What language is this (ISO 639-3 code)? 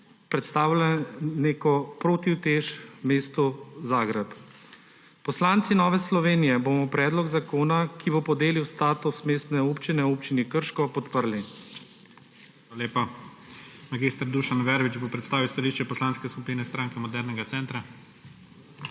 slv